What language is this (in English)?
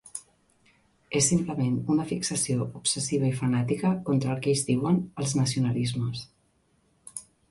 Catalan